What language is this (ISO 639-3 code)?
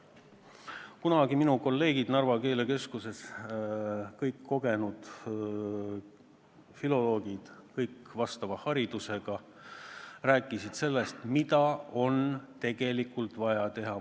est